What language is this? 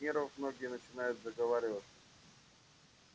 Russian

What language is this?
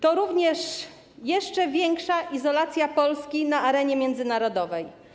Polish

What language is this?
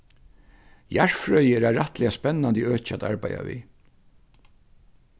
Faroese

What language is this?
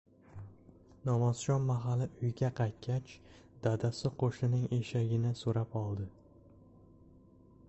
Uzbek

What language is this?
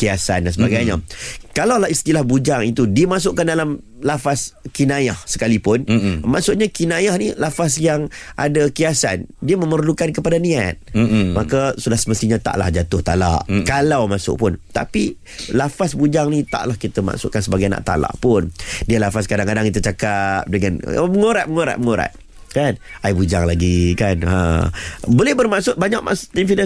Malay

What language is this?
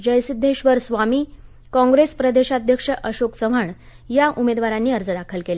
Marathi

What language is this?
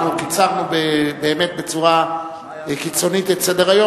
Hebrew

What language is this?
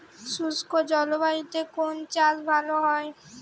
Bangla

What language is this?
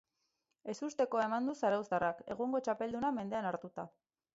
Basque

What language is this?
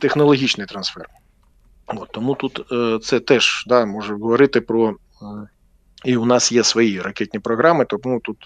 Ukrainian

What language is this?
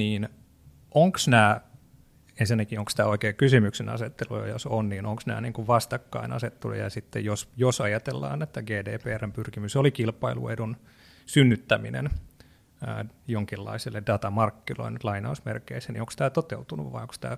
Finnish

